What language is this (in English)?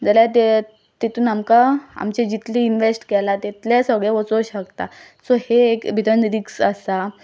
Konkani